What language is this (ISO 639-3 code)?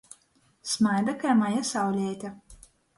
ltg